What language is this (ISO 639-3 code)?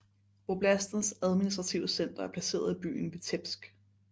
dan